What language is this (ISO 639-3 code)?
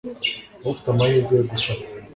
kin